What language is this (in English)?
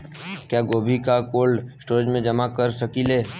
Bhojpuri